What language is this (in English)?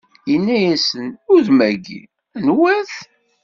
Kabyle